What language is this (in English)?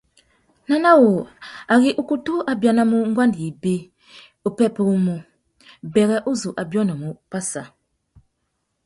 Tuki